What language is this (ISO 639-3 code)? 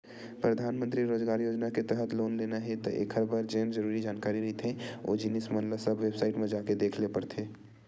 hne